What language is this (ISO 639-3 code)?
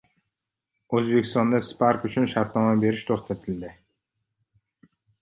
uzb